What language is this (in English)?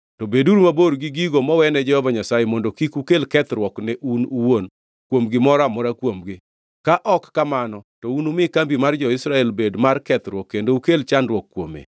Luo (Kenya and Tanzania)